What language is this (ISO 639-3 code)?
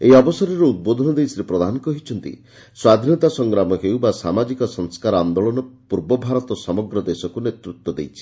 ori